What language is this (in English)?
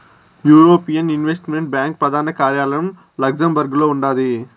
Telugu